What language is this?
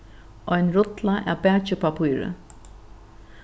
Faroese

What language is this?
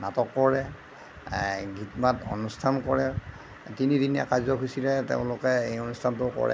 Assamese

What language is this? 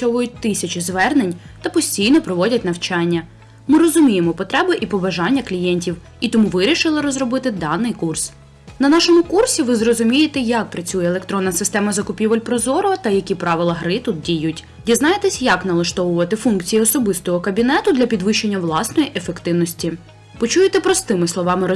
Ukrainian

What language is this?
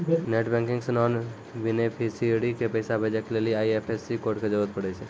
Maithili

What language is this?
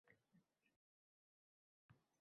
Uzbek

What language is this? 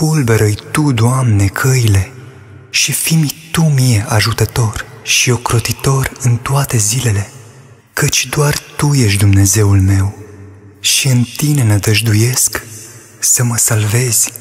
Romanian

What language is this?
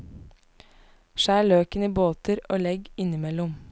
Norwegian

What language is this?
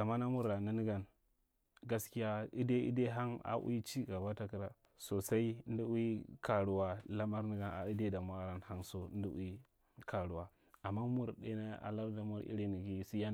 Marghi Central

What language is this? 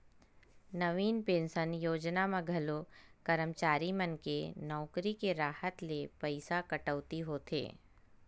Chhattisgarhi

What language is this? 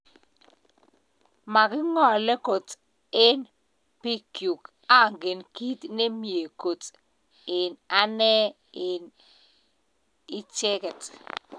Kalenjin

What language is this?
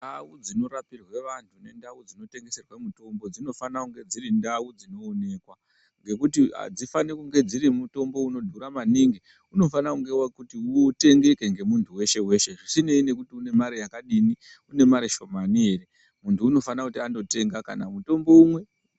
Ndau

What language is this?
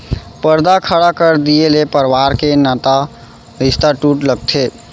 Chhattisgarhi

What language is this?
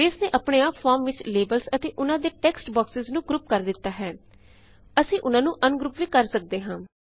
Punjabi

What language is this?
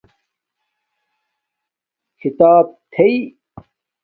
Domaaki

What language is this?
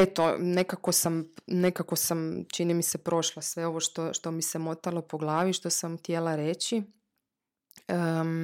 Croatian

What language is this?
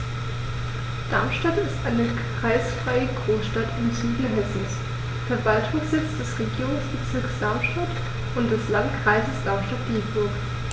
German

